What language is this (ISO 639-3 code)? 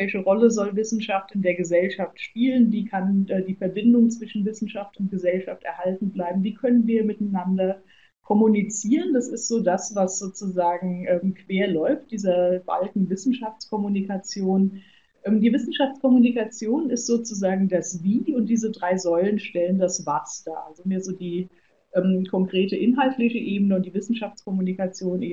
deu